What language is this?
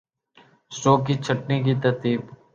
Urdu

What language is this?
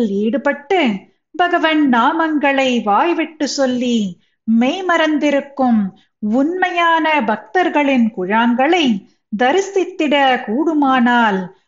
Tamil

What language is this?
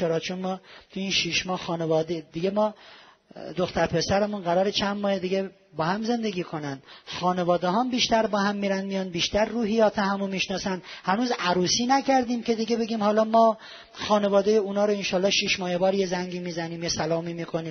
Persian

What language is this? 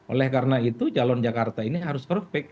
Indonesian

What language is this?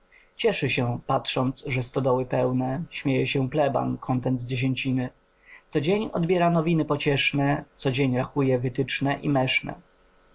Polish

